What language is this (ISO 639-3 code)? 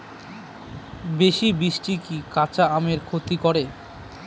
ben